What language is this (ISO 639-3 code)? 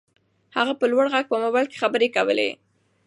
pus